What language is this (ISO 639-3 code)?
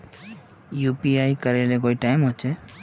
mag